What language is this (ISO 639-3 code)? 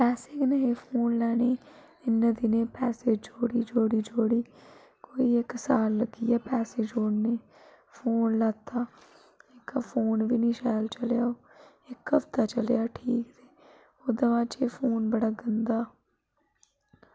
doi